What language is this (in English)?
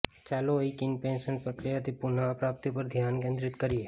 Gujarati